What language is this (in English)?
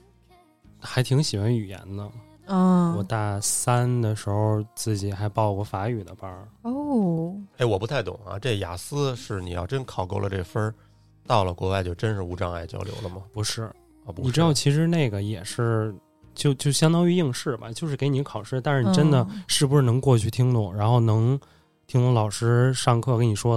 Chinese